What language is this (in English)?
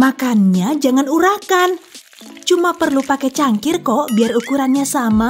Indonesian